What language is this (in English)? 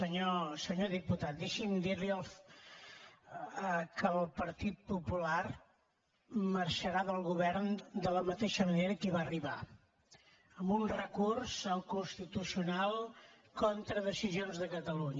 Catalan